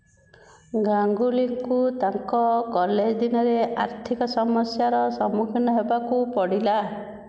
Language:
Odia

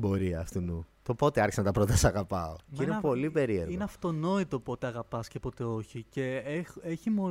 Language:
Greek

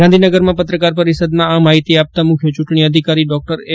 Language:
Gujarati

